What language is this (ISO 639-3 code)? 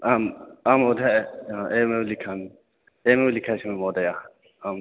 san